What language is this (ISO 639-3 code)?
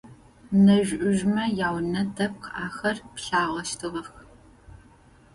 ady